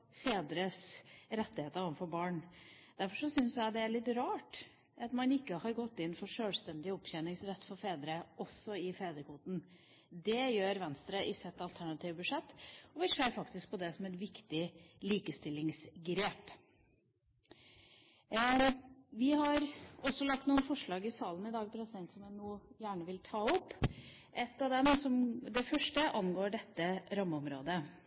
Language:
Norwegian Bokmål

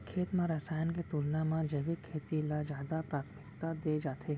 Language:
Chhattisgarhi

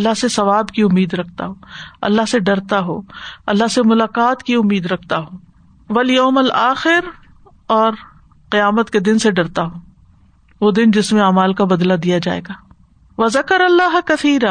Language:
Urdu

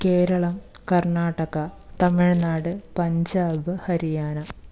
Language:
Malayalam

